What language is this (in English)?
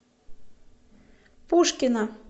Russian